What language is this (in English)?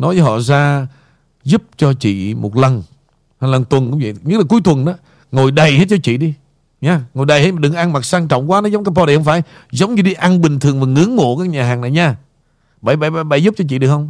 Vietnamese